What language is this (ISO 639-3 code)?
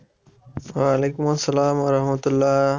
ben